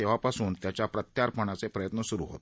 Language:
Marathi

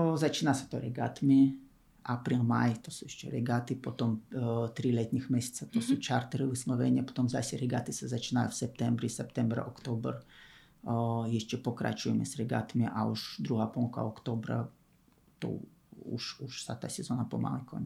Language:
Slovak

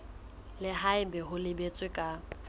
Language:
Southern Sotho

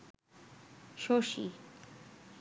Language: Bangla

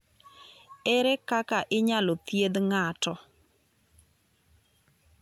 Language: Luo (Kenya and Tanzania)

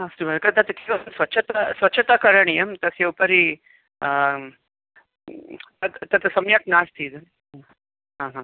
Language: Sanskrit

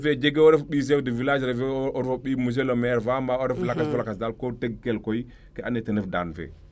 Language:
Serer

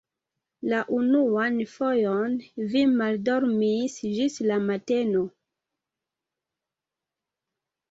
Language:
Esperanto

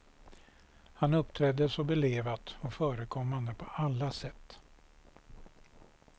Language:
Swedish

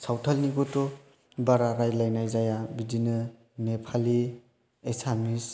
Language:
Bodo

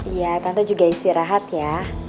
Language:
Indonesian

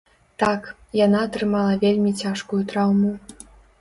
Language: Belarusian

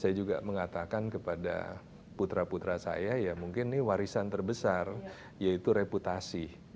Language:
Indonesian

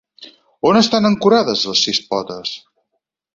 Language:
Catalan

